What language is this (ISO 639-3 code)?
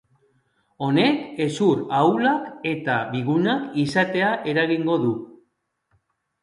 eus